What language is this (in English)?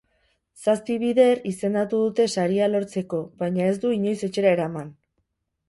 Basque